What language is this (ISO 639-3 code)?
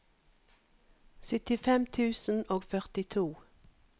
nor